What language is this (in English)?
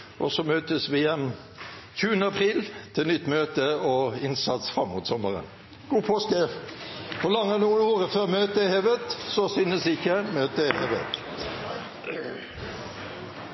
Norwegian Bokmål